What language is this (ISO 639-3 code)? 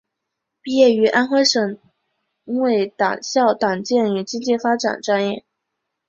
zho